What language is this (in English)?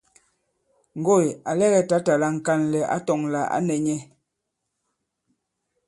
Bankon